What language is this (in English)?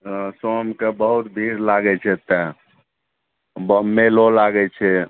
Maithili